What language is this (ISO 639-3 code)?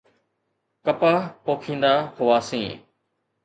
snd